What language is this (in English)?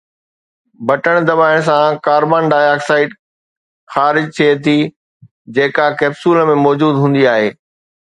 Sindhi